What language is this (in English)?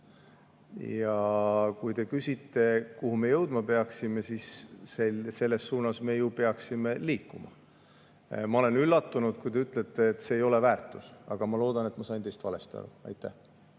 Estonian